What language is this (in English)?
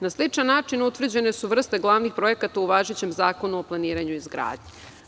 Serbian